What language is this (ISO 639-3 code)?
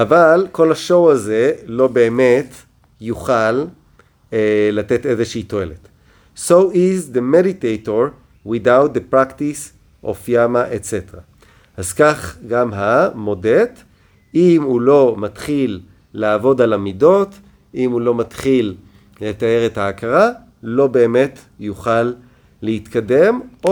heb